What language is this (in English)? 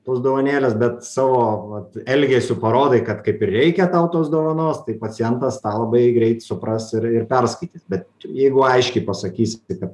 Lithuanian